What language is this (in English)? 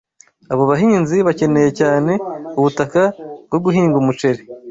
Kinyarwanda